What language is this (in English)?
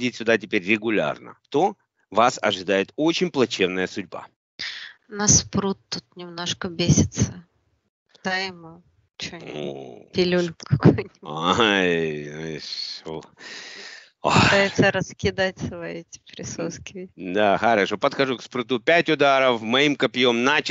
Russian